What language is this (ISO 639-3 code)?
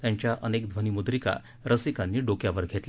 mar